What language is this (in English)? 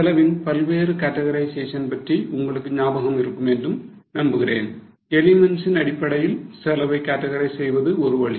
Tamil